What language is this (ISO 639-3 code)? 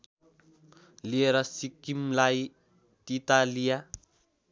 nep